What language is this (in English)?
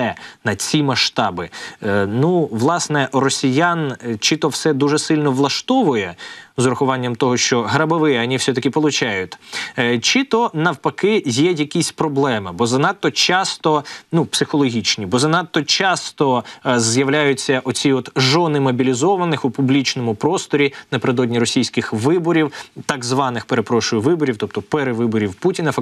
Ukrainian